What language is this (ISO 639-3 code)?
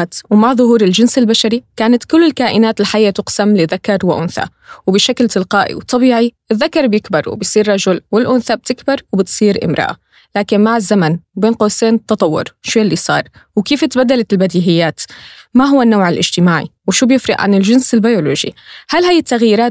ara